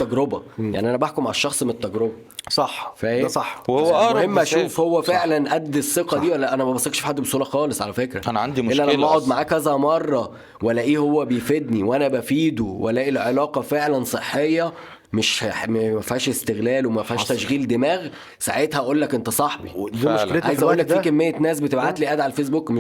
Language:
Arabic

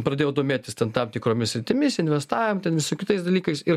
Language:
Lithuanian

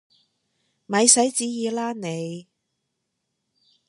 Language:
Cantonese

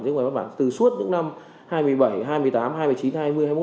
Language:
Vietnamese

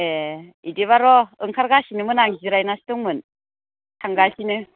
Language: Bodo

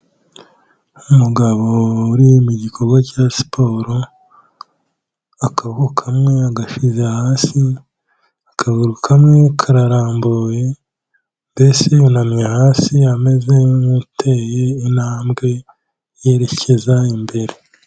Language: Kinyarwanda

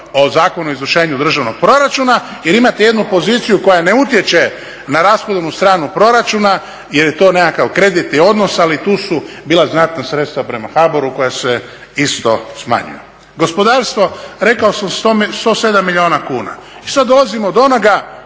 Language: Croatian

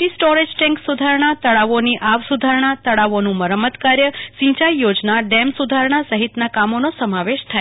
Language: Gujarati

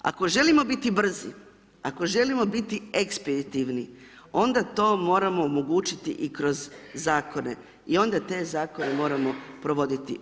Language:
Croatian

